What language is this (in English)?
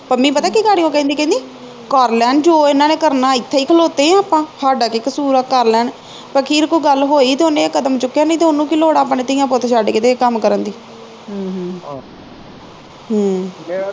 Punjabi